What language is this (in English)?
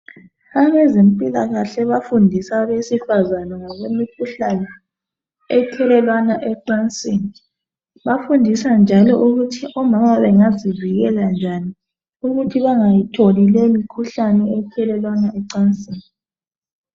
North Ndebele